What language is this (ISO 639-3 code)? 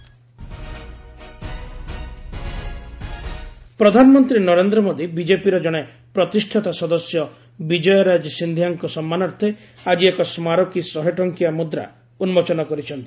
ori